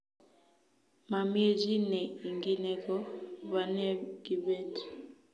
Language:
Kalenjin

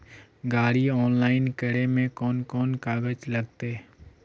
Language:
Magahi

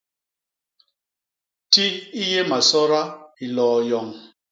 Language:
Basaa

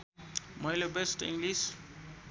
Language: Nepali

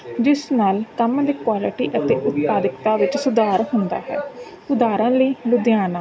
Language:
Punjabi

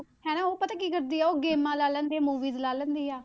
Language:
Punjabi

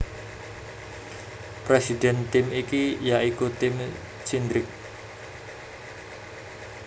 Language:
Javanese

